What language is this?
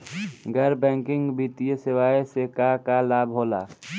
Bhojpuri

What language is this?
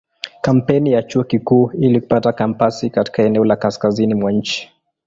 Swahili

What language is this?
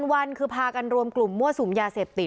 Thai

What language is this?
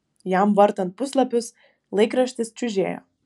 Lithuanian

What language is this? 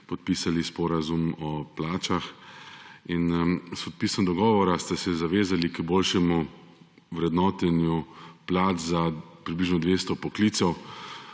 Slovenian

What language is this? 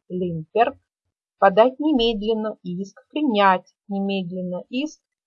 Russian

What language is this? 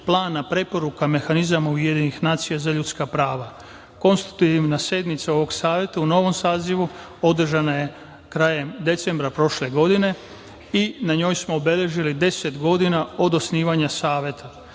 Serbian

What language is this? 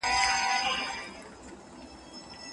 Pashto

